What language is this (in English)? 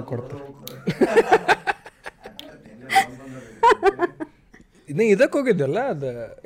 Kannada